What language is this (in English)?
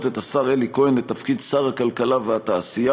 Hebrew